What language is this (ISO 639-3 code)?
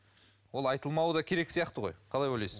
kaz